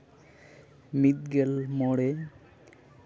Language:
Santali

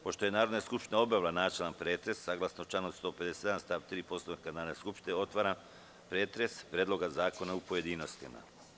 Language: Serbian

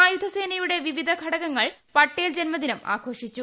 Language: Malayalam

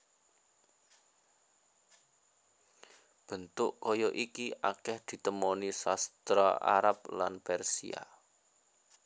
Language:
Javanese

